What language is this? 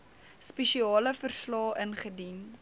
Afrikaans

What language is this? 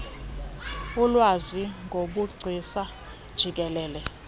Xhosa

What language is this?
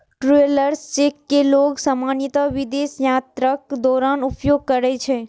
Maithili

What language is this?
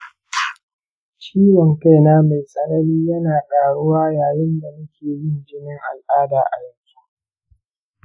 Hausa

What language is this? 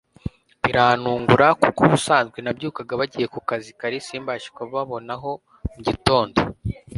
Kinyarwanda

